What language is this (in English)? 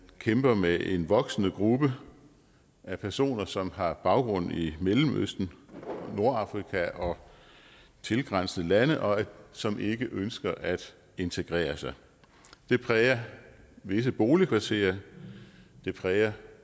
Danish